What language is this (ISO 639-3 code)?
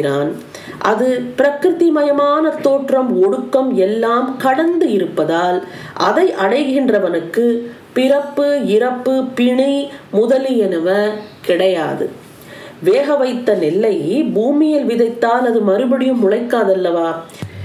tam